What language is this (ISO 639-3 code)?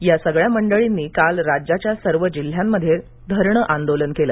mar